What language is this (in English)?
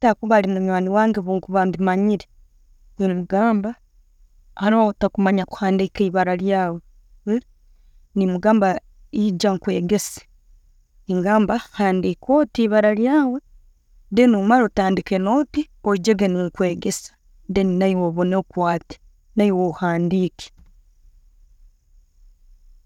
Tooro